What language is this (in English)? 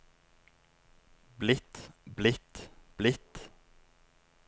Norwegian